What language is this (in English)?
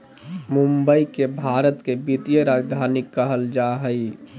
Magahi